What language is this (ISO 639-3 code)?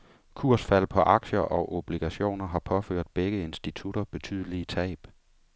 dan